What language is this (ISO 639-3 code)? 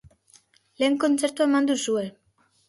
eus